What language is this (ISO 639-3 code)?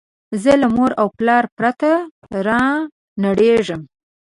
pus